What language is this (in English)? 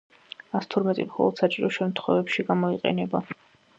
Georgian